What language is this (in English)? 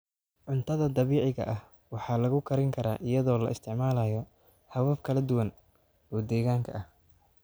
Somali